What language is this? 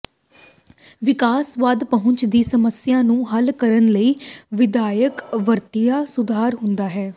Punjabi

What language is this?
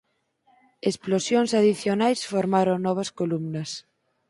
Galician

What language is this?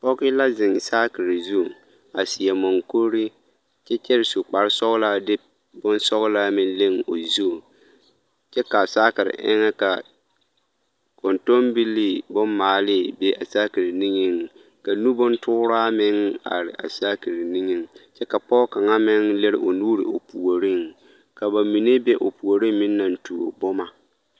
Southern Dagaare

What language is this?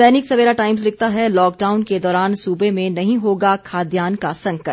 Hindi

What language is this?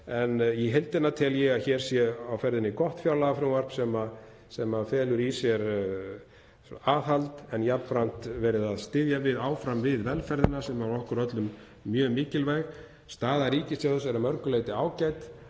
Icelandic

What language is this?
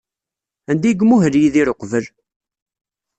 Kabyle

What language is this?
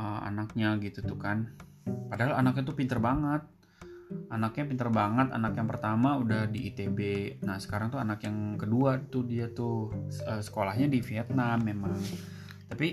Indonesian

